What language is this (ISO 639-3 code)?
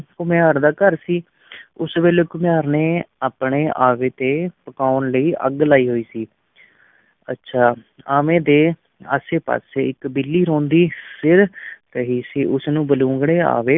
pan